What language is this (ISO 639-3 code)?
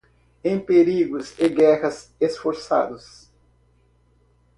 por